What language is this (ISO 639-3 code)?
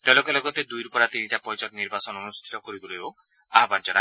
asm